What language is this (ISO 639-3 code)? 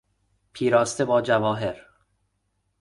fas